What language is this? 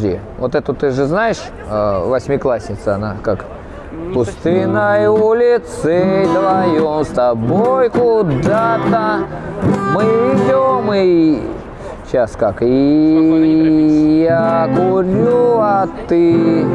Russian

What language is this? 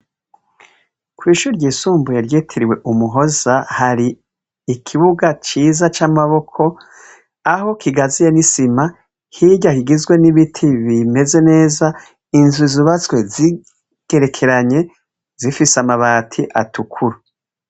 Rundi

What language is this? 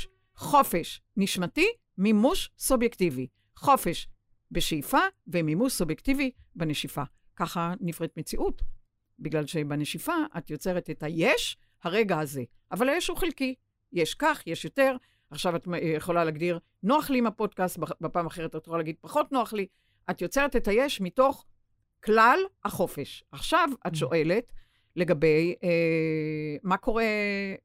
Hebrew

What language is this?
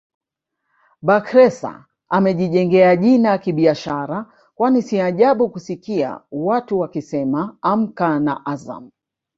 Swahili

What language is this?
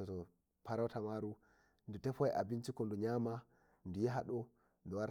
Nigerian Fulfulde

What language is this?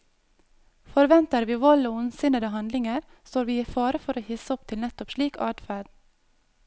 Norwegian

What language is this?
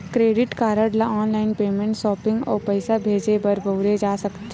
Chhattisgarhi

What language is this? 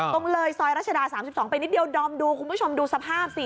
Thai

